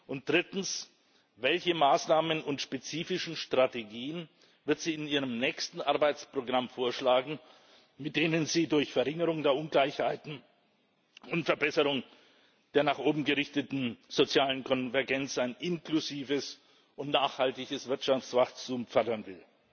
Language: German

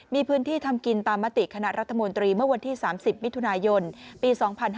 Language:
Thai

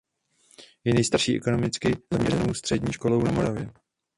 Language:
Czech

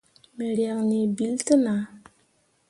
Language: Mundang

